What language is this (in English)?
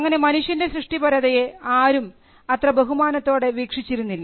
Malayalam